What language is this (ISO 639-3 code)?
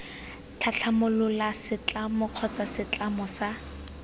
tsn